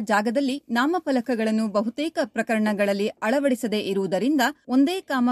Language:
Kannada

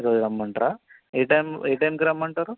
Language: Telugu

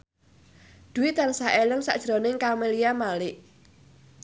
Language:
Javanese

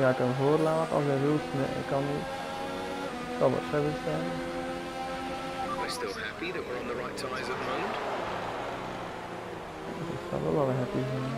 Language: Dutch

